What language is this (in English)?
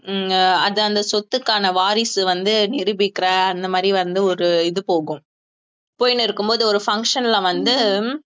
Tamil